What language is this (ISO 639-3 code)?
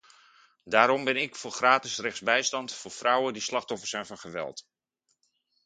nld